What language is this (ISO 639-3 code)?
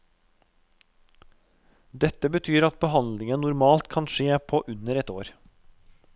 nor